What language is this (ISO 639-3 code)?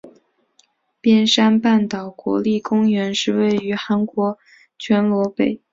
zho